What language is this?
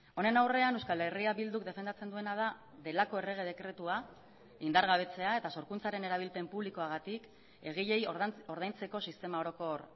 Basque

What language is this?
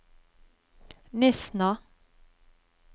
Norwegian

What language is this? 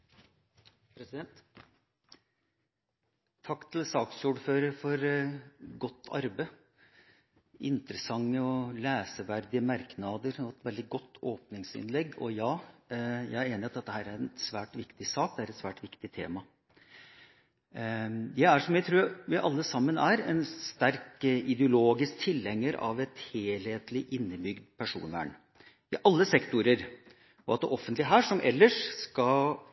Norwegian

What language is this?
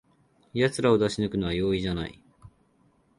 Japanese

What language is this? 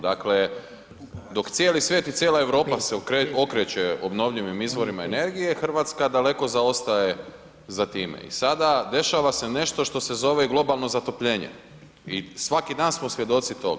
Croatian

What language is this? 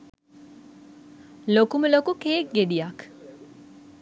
Sinhala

